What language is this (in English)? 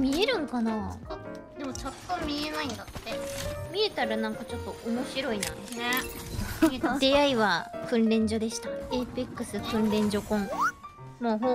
Japanese